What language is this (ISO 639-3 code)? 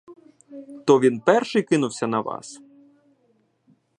ukr